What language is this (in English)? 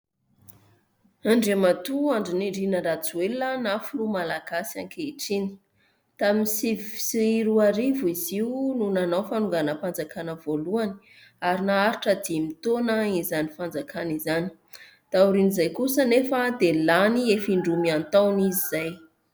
Malagasy